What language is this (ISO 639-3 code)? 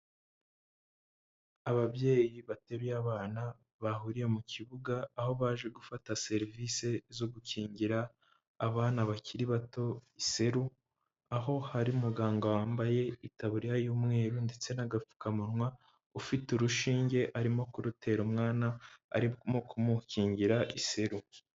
kin